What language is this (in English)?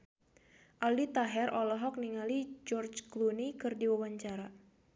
Sundanese